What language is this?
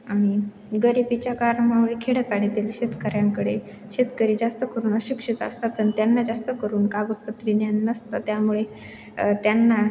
Marathi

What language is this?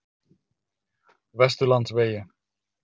Icelandic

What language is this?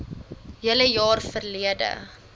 Afrikaans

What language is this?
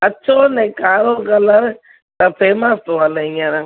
Sindhi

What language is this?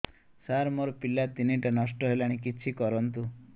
Odia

